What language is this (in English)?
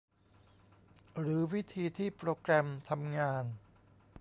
Thai